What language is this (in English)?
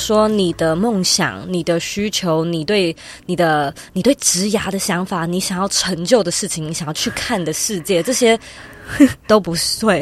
Chinese